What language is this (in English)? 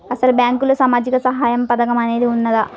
Telugu